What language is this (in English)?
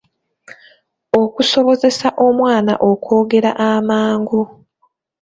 Ganda